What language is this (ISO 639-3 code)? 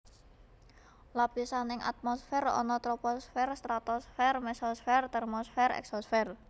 jav